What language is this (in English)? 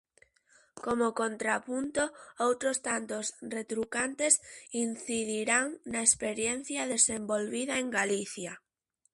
Galician